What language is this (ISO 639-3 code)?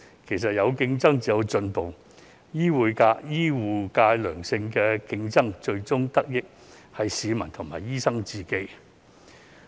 yue